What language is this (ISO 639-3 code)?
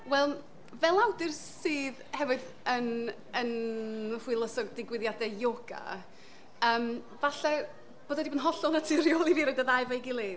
cym